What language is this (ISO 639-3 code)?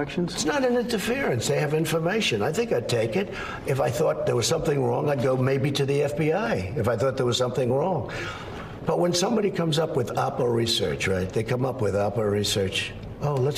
eng